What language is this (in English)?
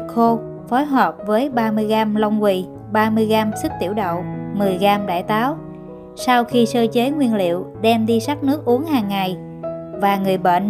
Vietnamese